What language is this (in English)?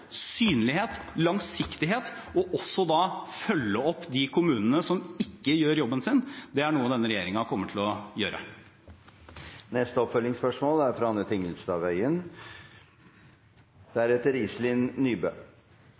Norwegian Bokmål